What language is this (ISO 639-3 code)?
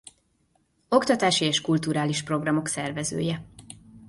hun